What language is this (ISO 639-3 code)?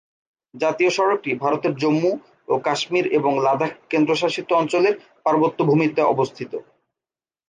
ben